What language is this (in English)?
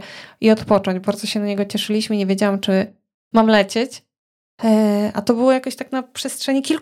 Polish